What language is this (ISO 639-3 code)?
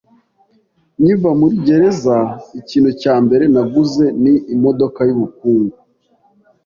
kin